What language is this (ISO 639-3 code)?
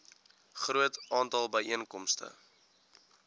afr